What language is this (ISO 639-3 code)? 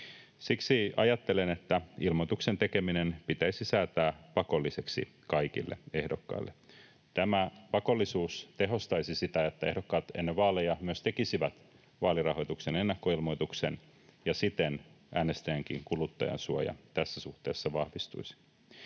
fin